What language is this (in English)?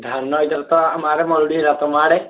Odia